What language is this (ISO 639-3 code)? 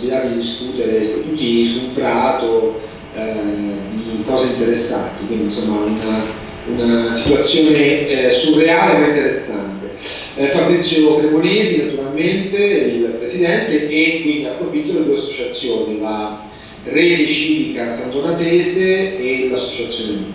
ita